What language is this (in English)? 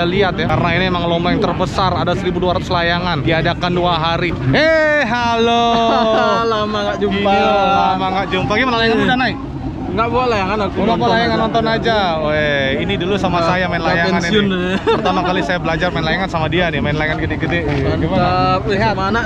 Indonesian